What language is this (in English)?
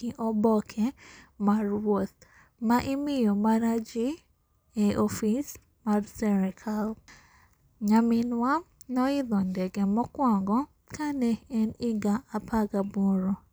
Luo (Kenya and Tanzania)